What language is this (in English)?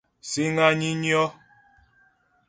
Ghomala